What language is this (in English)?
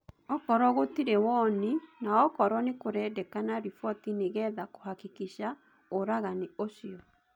Kikuyu